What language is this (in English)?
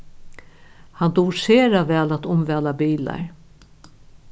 Faroese